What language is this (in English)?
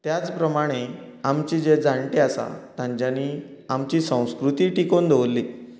Konkani